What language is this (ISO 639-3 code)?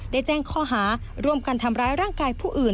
tha